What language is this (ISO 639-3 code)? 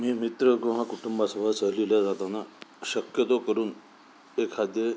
mar